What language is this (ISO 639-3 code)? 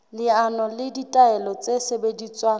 sot